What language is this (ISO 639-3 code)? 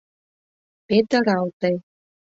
chm